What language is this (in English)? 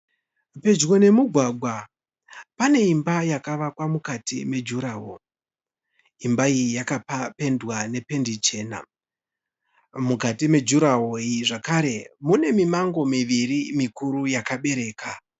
Shona